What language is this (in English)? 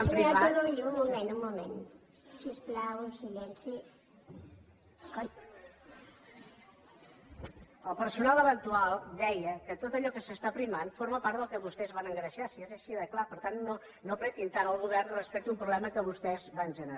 Catalan